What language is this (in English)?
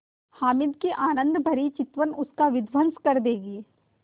Hindi